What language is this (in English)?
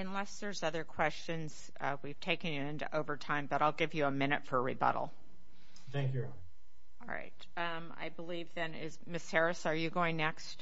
English